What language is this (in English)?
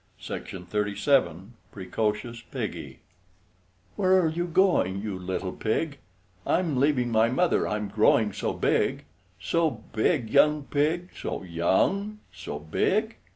English